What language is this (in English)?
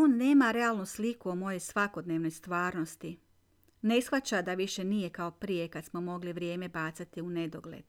Croatian